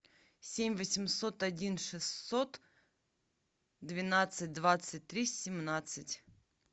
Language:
Russian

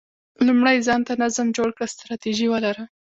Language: Pashto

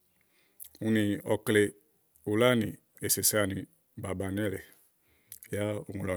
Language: Igo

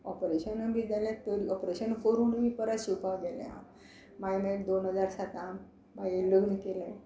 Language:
Konkani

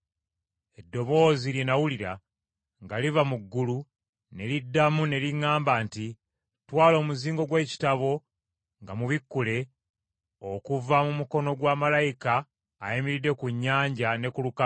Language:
Ganda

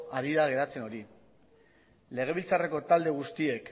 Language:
Basque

